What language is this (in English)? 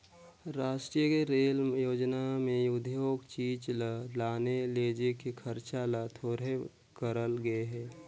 Chhattisgarhi